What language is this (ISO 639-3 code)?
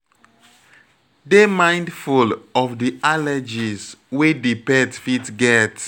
pcm